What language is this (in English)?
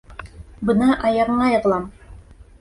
Bashkir